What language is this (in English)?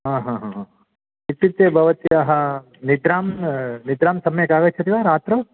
Sanskrit